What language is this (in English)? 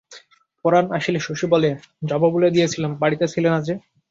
Bangla